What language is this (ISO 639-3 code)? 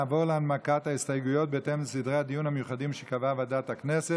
heb